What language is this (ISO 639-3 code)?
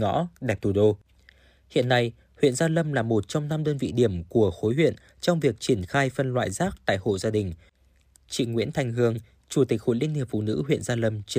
vie